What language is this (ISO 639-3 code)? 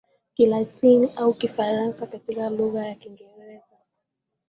swa